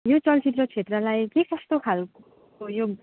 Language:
Nepali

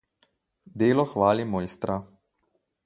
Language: Slovenian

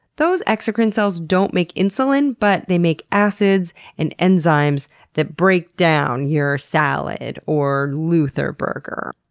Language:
English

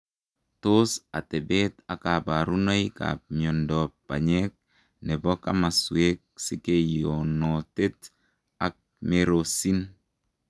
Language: Kalenjin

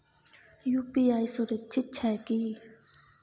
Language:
Maithili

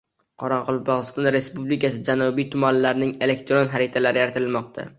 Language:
Uzbek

